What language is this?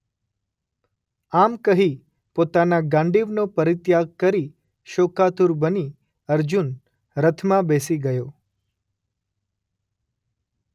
Gujarati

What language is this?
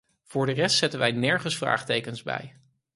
Dutch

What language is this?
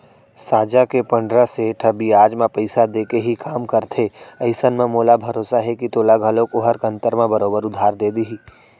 Chhattisgarhi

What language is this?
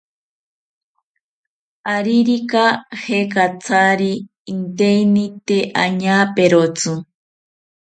South Ucayali Ashéninka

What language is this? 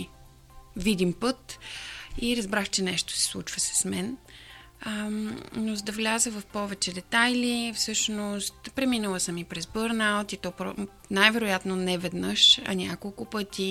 Bulgarian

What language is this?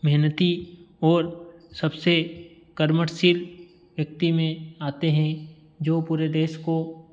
Hindi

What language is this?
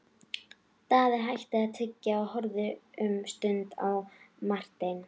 Icelandic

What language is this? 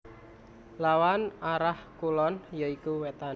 Javanese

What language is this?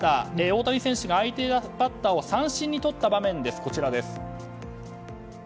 Japanese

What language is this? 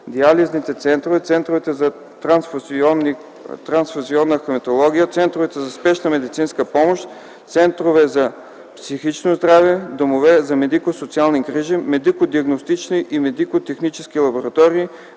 Bulgarian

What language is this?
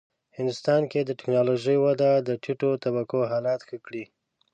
Pashto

